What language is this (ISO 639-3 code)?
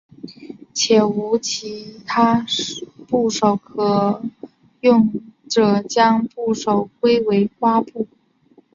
zho